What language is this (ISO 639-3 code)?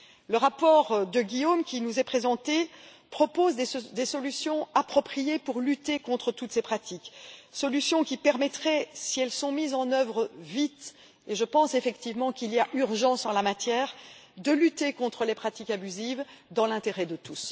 fra